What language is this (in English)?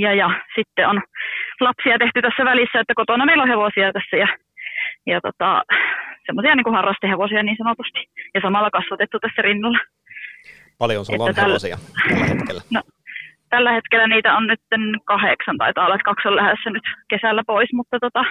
Finnish